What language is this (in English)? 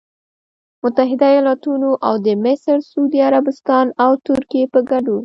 Pashto